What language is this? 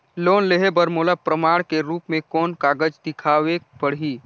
Chhattisgarhi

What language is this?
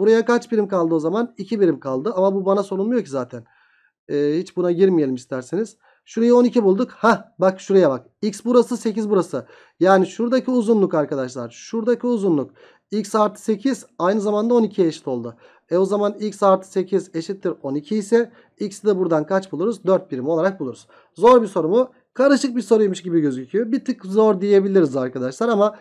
Turkish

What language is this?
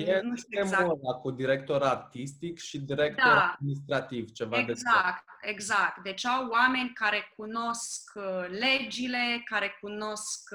Romanian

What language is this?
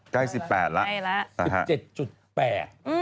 Thai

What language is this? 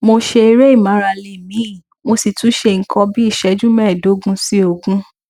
Yoruba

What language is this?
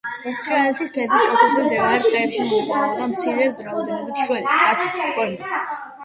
Georgian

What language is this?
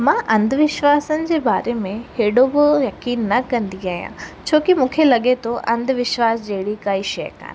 Sindhi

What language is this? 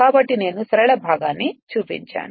Telugu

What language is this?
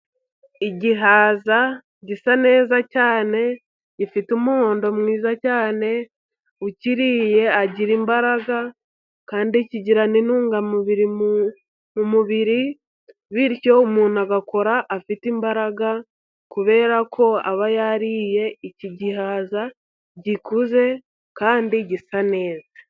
Kinyarwanda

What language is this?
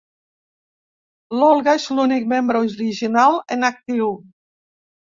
Catalan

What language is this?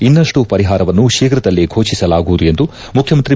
Kannada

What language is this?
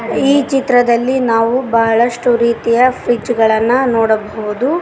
Kannada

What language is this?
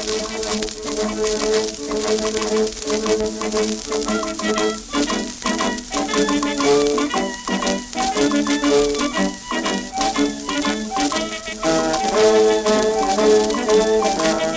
Korean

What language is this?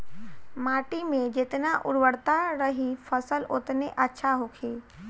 Bhojpuri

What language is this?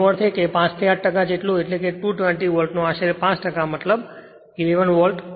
Gujarati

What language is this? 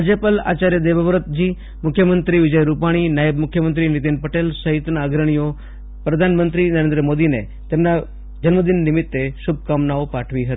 Gujarati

